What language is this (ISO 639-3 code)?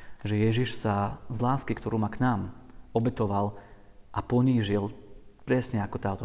slk